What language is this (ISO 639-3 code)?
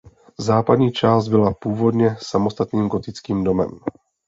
ces